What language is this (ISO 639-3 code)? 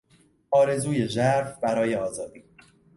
fas